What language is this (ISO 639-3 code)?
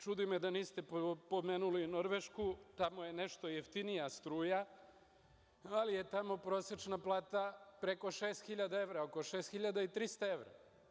srp